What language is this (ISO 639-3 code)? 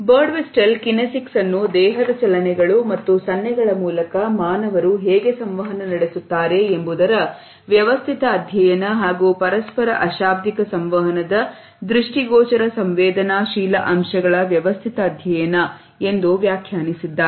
kan